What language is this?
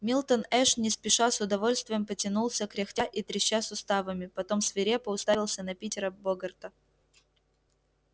Russian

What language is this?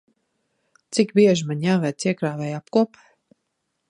Latvian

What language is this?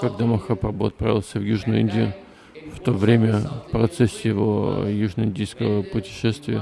Russian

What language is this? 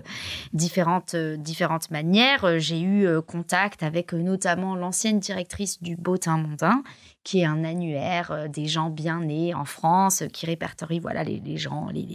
French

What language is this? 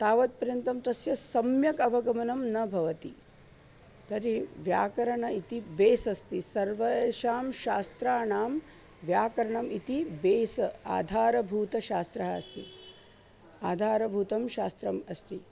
Sanskrit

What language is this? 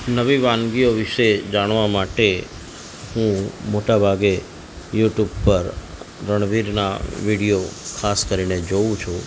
Gujarati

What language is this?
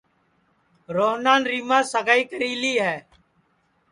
Sansi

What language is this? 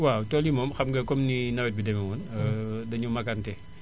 Wolof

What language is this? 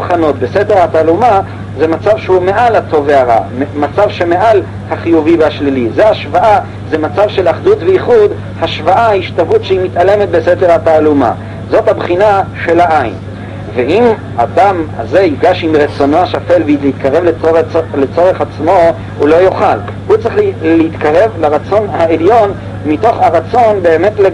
Hebrew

